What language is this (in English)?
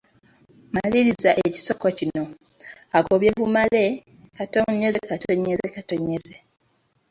Ganda